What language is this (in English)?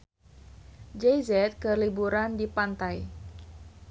Sundanese